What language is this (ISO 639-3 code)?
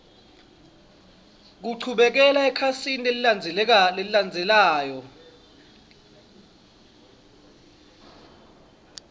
ssw